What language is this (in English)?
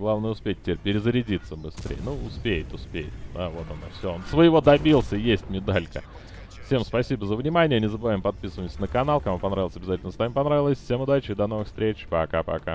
Russian